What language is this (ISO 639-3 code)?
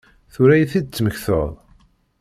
kab